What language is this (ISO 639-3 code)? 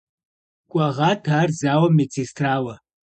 kbd